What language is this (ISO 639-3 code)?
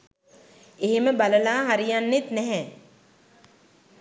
sin